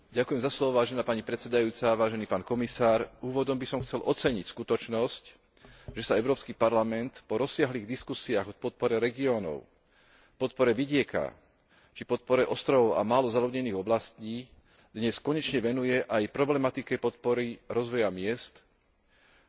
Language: Slovak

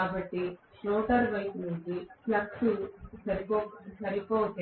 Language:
Telugu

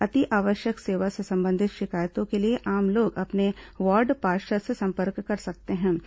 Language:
Hindi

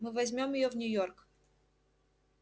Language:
Russian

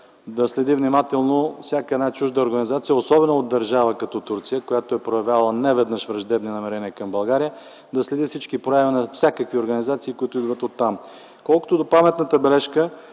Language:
Bulgarian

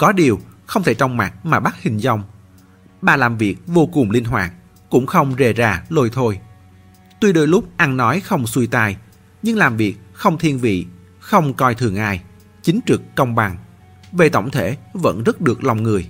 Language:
Vietnamese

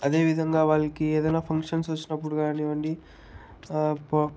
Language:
Telugu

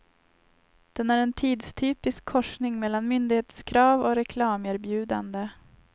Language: Swedish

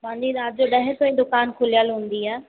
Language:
Sindhi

